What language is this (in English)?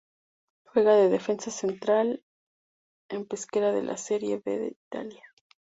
Spanish